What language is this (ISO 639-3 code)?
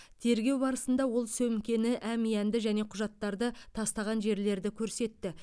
kaz